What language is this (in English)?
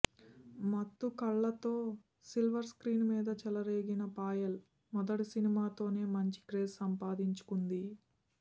Telugu